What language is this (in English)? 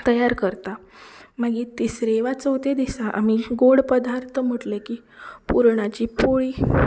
Konkani